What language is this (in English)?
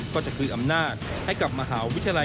Thai